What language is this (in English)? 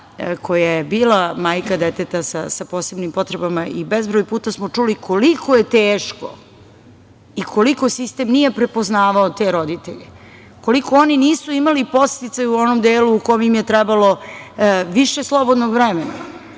Serbian